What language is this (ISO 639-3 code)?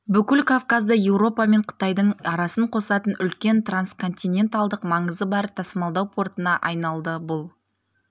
kaz